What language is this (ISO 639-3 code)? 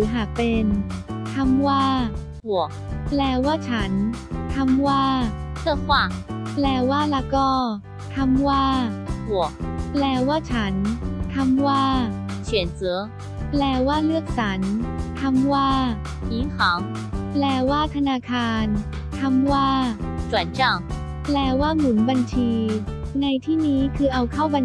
tha